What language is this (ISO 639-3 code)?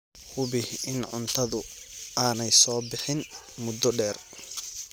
som